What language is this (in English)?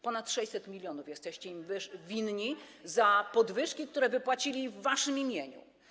Polish